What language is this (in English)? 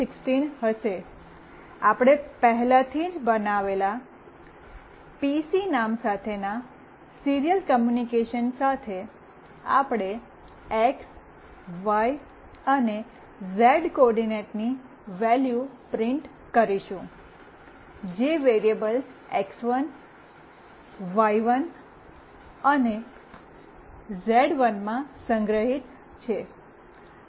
Gujarati